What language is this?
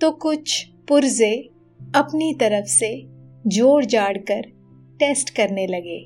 Hindi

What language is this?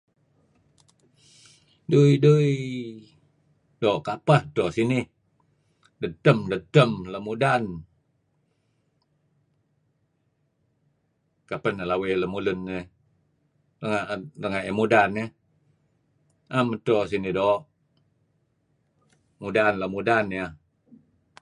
Kelabit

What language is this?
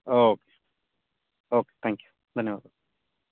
Kannada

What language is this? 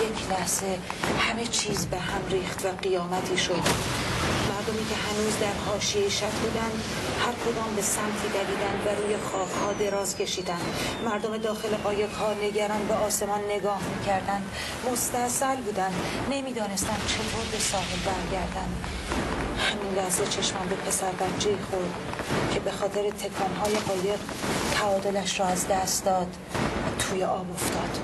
Persian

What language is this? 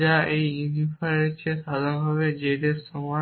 Bangla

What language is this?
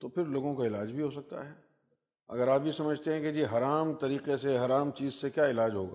Urdu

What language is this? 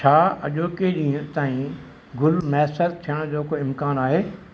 Sindhi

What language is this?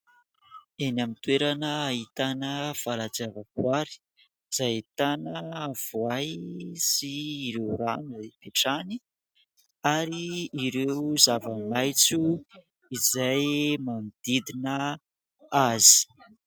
Malagasy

